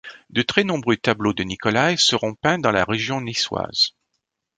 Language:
French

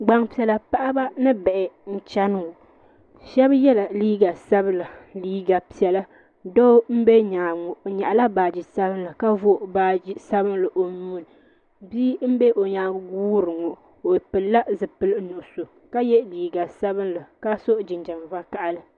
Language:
Dagbani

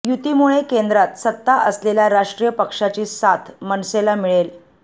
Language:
Marathi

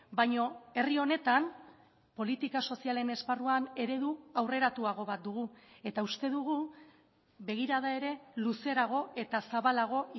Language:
Basque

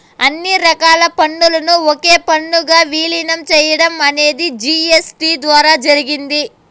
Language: Telugu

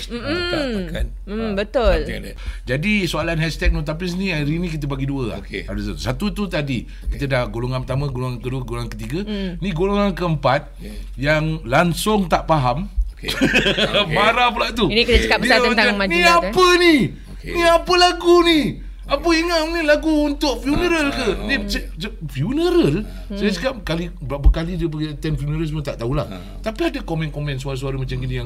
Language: Malay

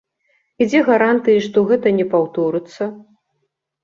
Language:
Belarusian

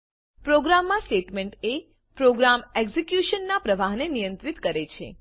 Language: Gujarati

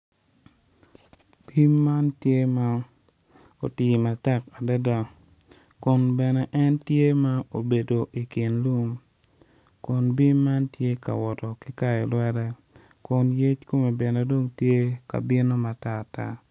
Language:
Acoli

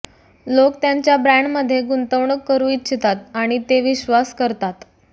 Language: Marathi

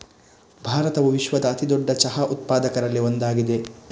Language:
Kannada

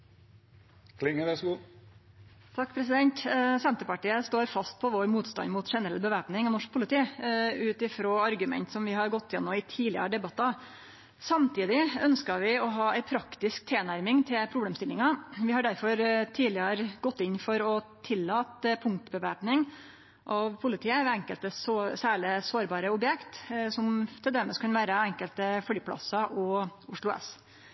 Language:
Norwegian Nynorsk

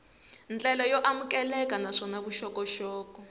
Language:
Tsonga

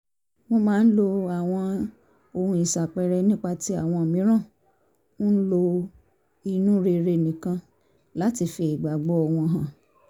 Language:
Yoruba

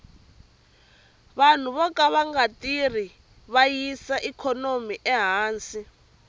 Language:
Tsonga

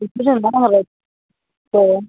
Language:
Santali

